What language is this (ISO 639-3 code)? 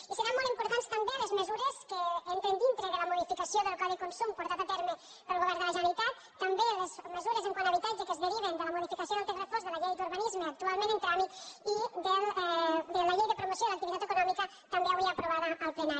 cat